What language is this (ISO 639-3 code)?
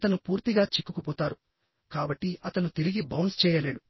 tel